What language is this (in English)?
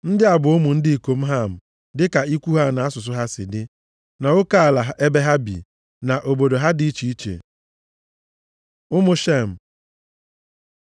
Igbo